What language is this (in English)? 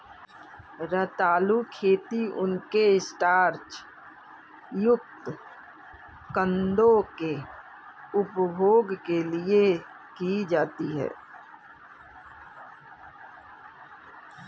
Hindi